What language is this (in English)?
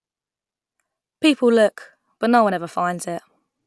English